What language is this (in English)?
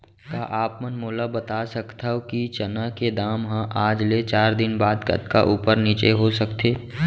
Chhattisgarhi